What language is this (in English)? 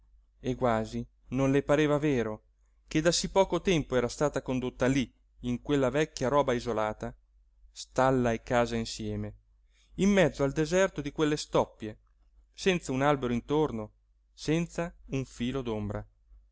Italian